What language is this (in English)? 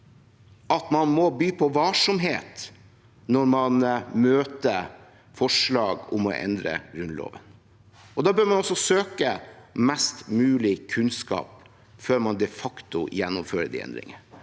Norwegian